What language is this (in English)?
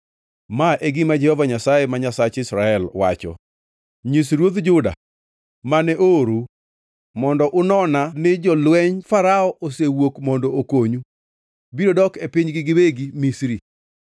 Luo (Kenya and Tanzania)